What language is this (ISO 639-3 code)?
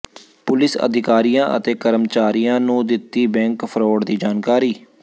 pan